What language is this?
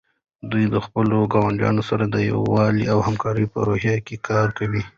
Pashto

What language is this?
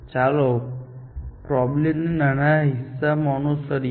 Gujarati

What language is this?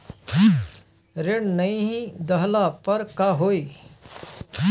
Bhojpuri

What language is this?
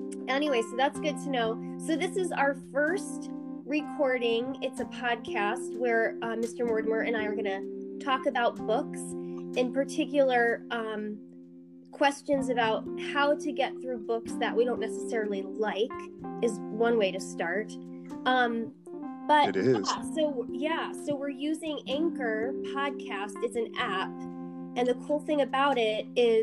English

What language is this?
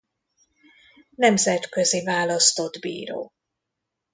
Hungarian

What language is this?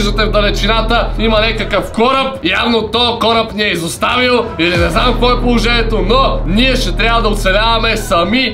Bulgarian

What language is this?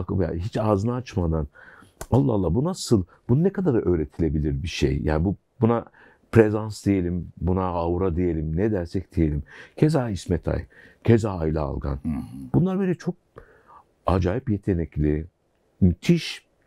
Turkish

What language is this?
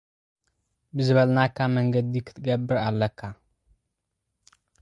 Tigrinya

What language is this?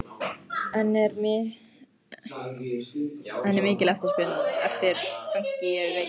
Icelandic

